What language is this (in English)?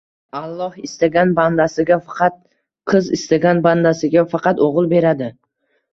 Uzbek